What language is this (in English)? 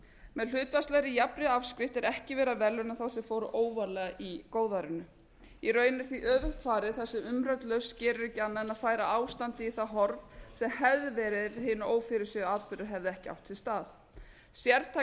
Icelandic